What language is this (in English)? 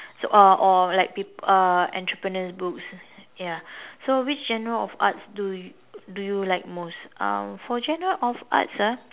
English